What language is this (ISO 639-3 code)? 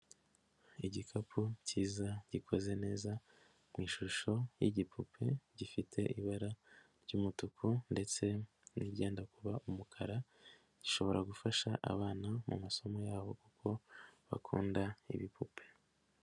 kin